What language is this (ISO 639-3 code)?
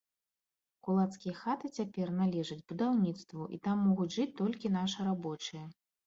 bel